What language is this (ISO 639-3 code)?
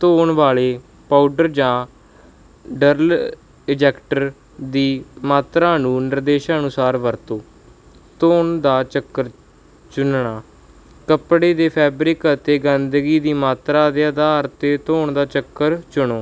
pan